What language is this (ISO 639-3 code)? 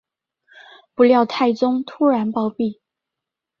zho